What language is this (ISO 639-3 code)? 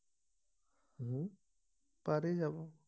asm